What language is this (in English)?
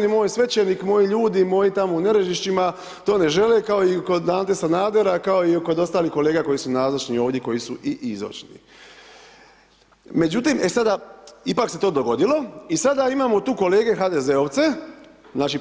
Croatian